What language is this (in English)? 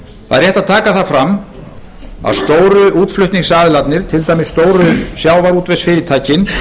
Icelandic